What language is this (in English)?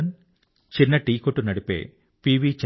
Telugu